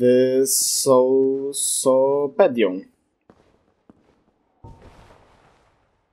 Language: Polish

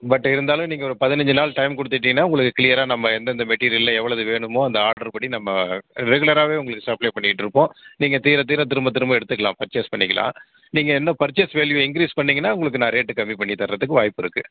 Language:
Tamil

